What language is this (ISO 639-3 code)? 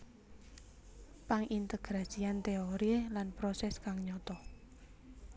jav